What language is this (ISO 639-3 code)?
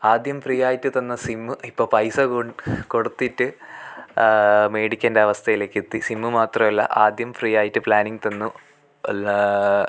mal